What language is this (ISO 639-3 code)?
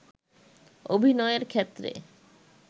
ben